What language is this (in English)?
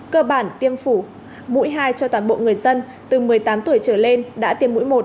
Vietnamese